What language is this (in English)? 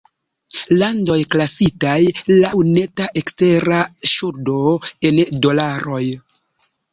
Esperanto